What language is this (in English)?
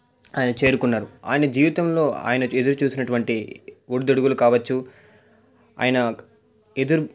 Telugu